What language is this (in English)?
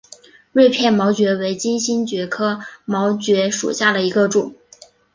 Chinese